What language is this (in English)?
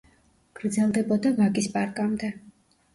Georgian